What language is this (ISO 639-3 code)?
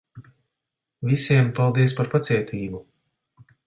lav